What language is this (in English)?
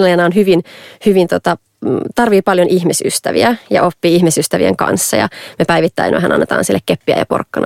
Finnish